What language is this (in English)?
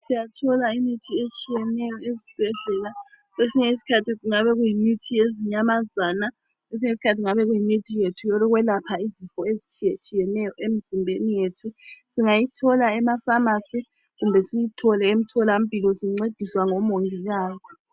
North Ndebele